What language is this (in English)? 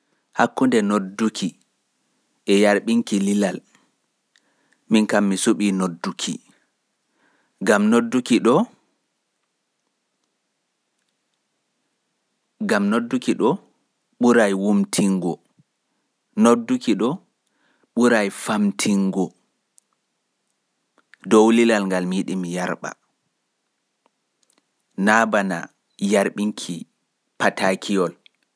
Pular